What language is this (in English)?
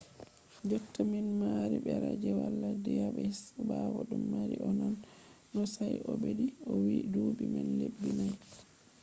Fula